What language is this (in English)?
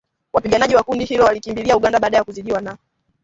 Swahili